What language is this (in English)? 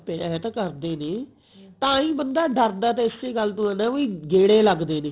Punjabi